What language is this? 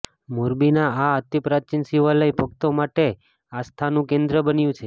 Gujarati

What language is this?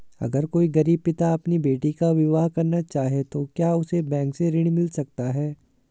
Hindi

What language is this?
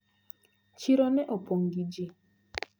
Luo (Kenya and Tanzania)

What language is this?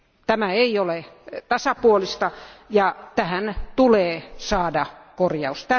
Finnish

